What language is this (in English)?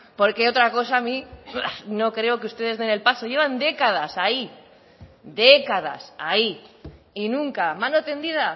Spanish